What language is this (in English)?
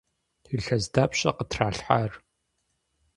Kabardian